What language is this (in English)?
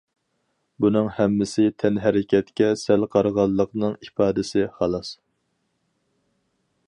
Uyghur